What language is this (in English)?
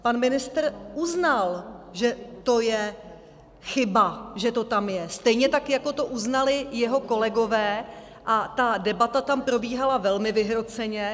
Czech